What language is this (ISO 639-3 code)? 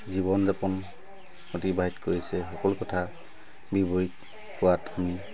asm